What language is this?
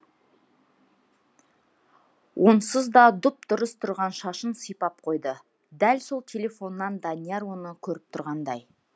Kazakh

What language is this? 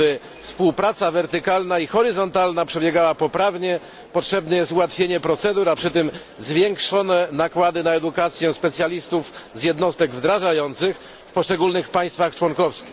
Polish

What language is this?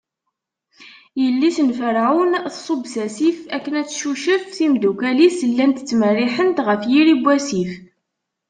Kabyle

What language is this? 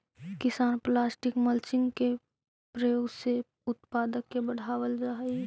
Magahi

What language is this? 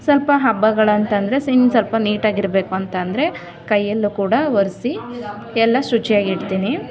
Kannada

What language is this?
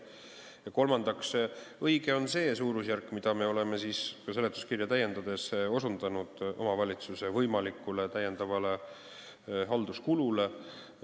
Estonian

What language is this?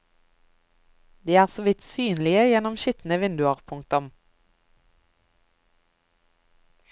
Norwegian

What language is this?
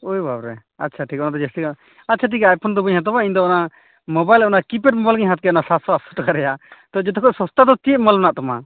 Santali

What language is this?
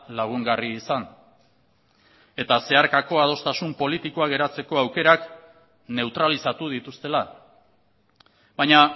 Basque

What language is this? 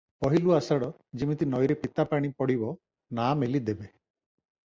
Odia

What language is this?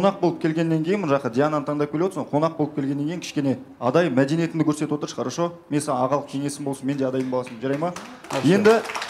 Russian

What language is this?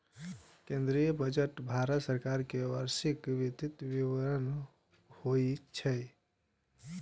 Maithili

